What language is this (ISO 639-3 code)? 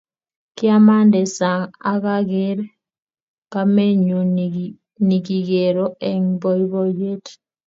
kln